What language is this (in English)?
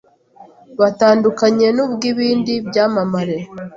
Kinyarwanda